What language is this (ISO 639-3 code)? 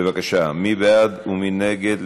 heb